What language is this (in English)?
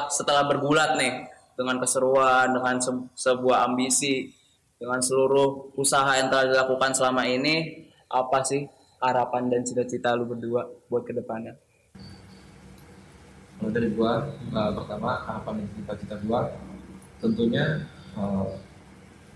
Indonesian